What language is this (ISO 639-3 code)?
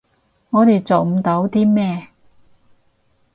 yue